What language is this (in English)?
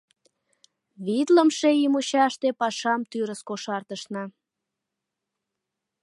Mari